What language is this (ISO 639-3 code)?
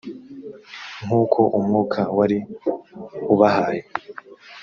kin